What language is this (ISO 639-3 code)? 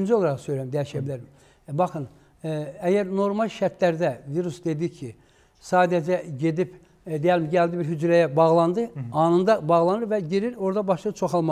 tur